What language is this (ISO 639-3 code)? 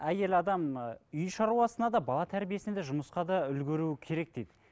kaz